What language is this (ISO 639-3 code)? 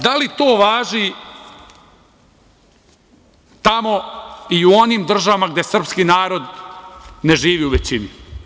srp